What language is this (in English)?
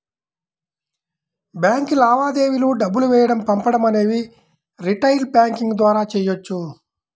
Telugu